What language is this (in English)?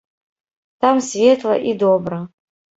Belarusian